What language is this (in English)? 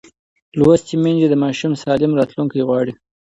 Pashto